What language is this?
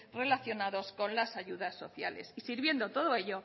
Spanish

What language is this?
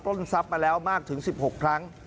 Thai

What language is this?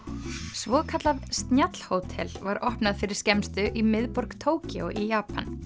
Icelandic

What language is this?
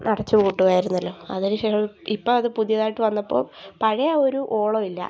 Malayalam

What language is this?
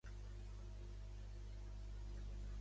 Catalan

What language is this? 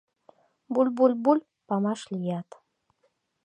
Mari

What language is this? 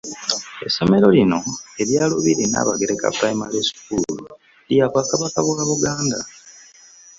Ganda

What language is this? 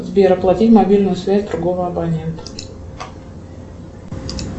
Russian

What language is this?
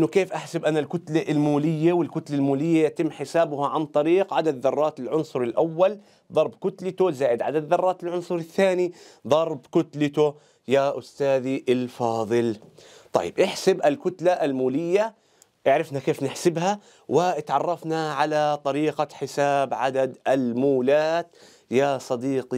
Arabic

